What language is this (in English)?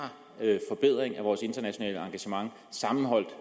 Danish